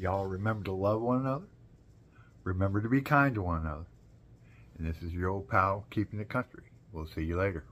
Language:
English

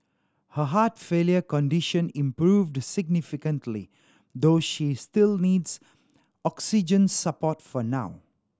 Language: English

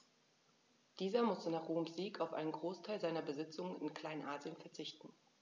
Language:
German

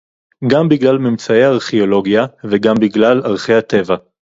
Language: Hebrew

